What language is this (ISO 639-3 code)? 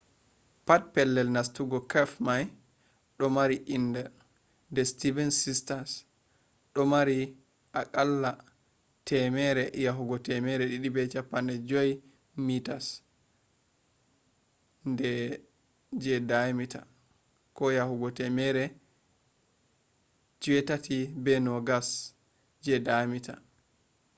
ful